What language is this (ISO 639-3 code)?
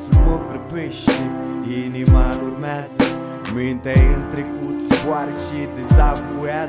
ron